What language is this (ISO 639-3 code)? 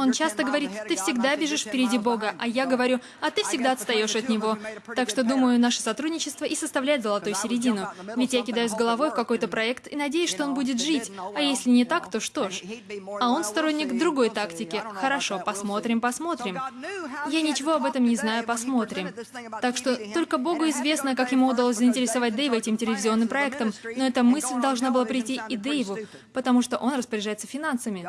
rus